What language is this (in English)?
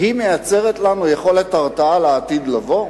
Hebrew